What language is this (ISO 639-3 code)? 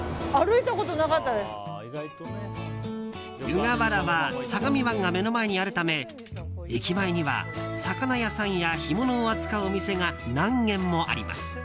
jpn